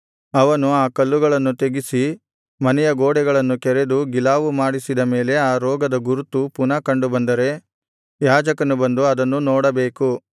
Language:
Kannada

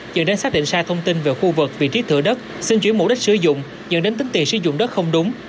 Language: Vietnamese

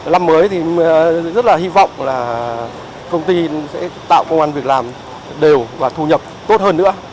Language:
Vietnamese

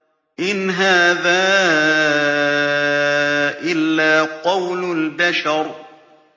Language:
Arabic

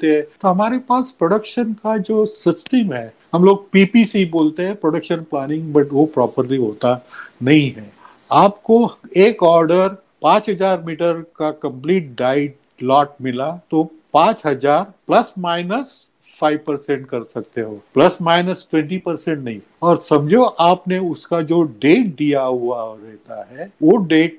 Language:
Hindi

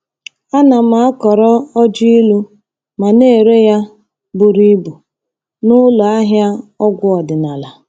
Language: Igbo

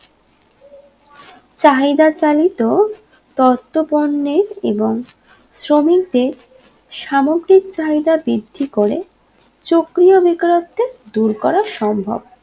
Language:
Bangla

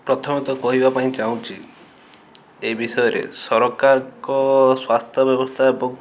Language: Odia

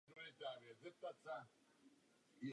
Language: Czech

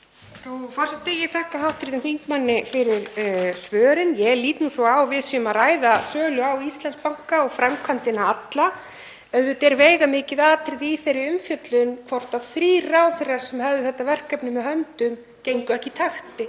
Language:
Icelandic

